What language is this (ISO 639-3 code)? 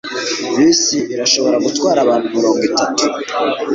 kin